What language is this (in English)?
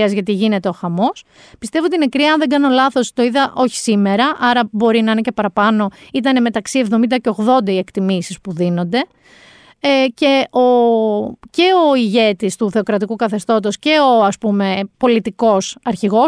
Greek